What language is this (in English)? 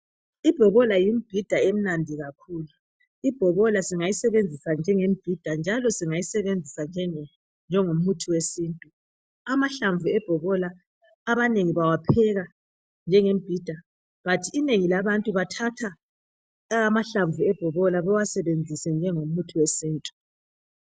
North Ndebele